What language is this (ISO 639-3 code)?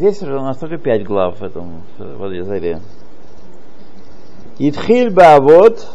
rus